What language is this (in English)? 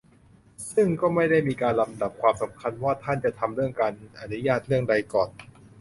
Thai